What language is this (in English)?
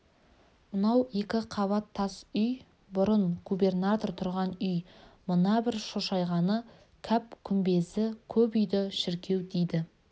Kazakh